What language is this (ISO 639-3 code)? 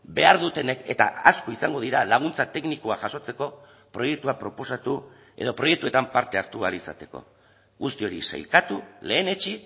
eus